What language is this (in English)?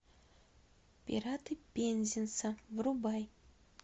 Russian